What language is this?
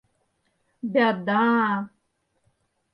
Mari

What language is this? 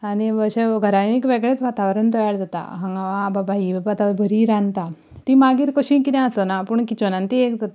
Konkani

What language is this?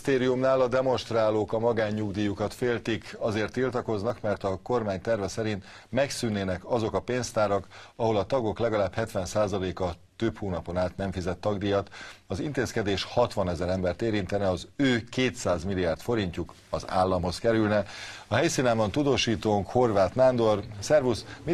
Hungarian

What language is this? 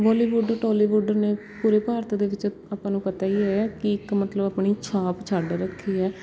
Punjabi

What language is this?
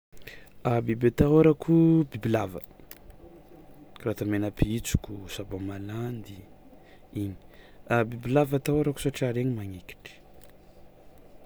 Tsimihety Malagasy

